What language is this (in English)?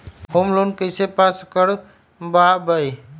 Magahi